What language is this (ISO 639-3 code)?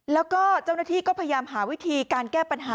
tha